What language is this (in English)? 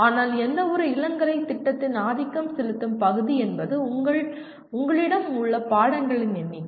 Tamil